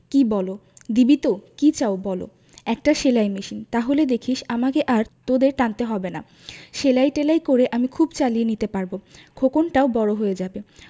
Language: Bangla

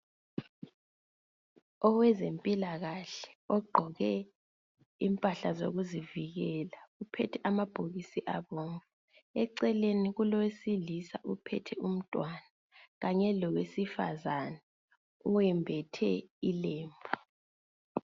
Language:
North Ndebele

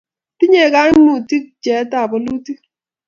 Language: Kalenjin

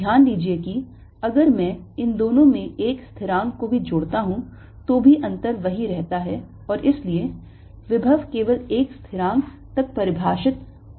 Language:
Hindi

